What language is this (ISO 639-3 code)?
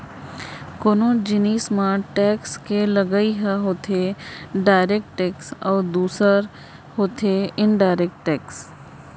hne